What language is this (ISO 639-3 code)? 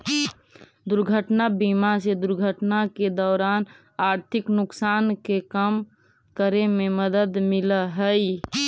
mag